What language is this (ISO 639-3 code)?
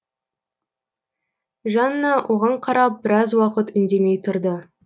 kaz